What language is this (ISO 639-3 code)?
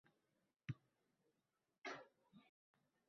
uzb